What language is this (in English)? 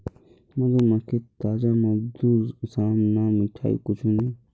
Magahi